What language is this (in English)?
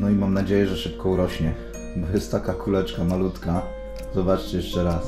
Polish